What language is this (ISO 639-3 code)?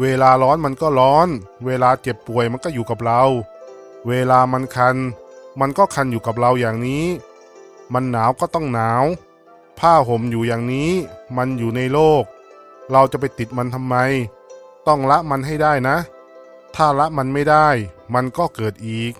tha